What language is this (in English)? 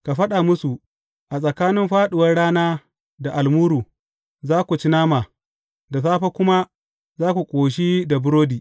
Hausa